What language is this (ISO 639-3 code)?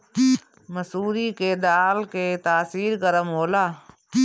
bho